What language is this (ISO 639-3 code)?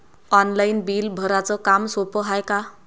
mar